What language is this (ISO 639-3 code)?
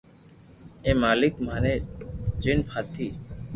lrk